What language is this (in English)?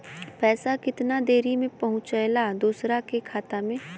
Bhojpuri